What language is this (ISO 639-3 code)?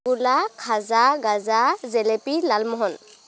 asm